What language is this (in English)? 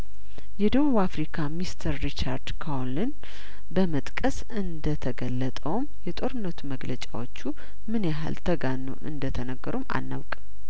Amharic